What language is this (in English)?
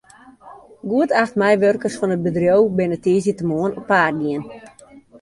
Western Frisian